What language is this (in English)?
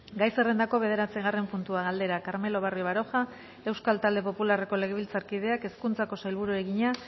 Basque